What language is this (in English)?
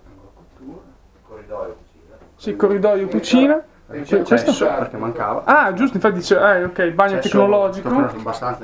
Italian